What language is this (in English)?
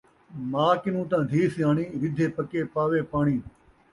Saraiki